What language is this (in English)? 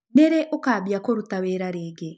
Kikuyu